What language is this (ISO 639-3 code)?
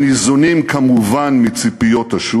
heb